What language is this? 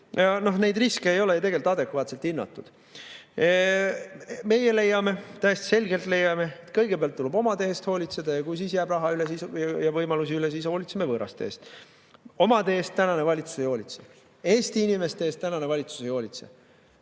Estonian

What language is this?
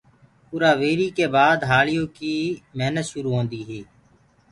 Gurgula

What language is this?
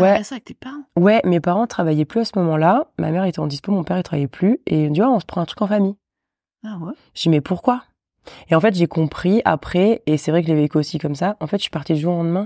French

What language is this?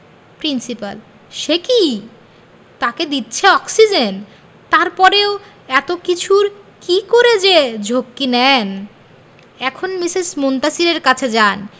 Bangla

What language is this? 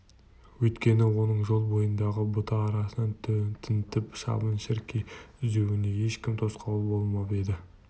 Kazakh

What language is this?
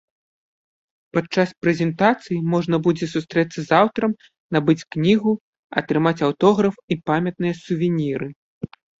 Belarusian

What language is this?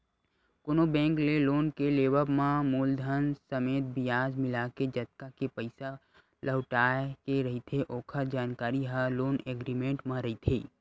Chhattisgarhi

